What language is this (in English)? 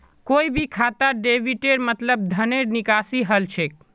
Magahi